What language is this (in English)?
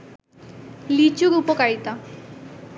Bangla